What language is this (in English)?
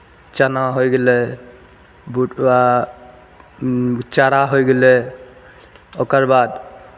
Maithili